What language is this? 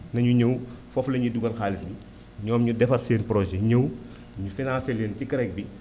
Wolof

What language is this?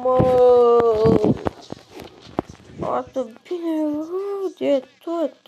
Romanian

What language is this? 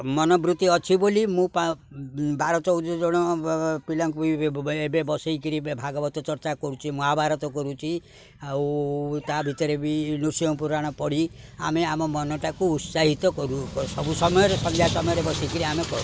Odia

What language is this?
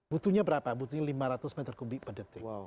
Indonesian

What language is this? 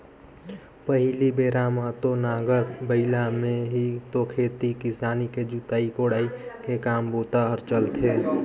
Chhattisgarhi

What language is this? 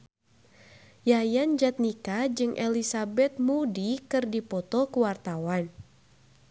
Sundanese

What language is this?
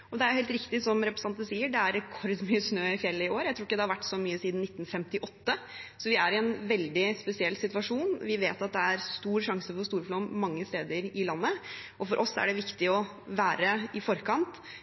Norwegian Bokmål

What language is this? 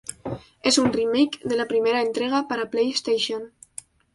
Spanish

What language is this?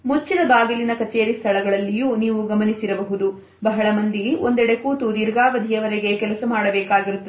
Kannada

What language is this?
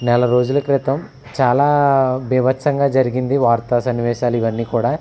Telugu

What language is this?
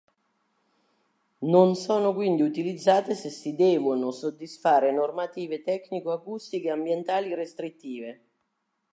Italian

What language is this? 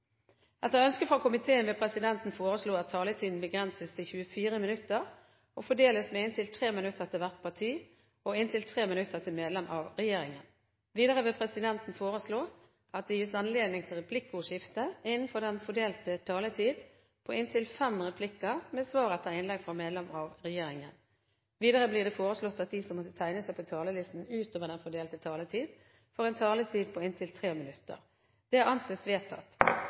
Norwegian Bokmål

